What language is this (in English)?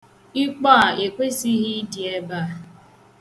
Igbo